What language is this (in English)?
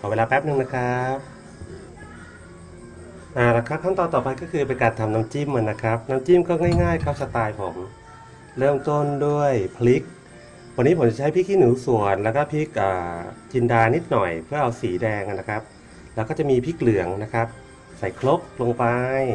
Thai